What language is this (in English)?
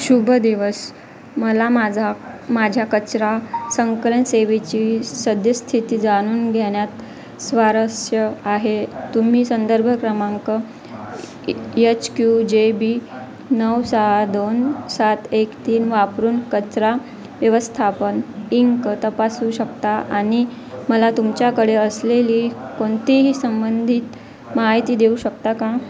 Marathi